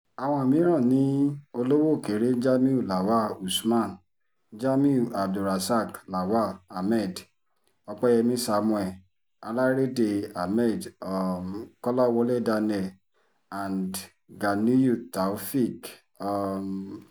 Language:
Yoruba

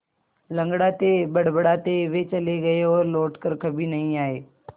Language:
Hindi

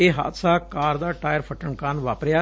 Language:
Punjabi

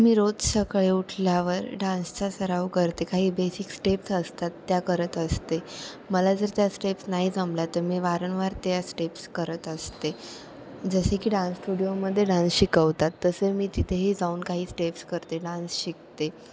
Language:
Marathi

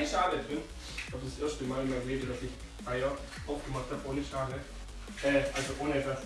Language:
German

